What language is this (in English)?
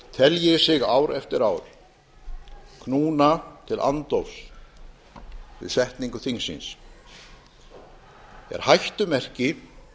Icelandic